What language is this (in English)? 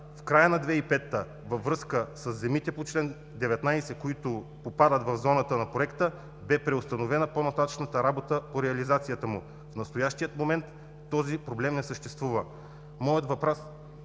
Bulgarian